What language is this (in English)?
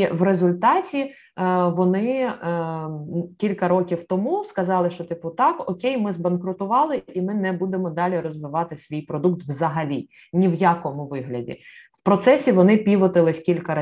Ukrainian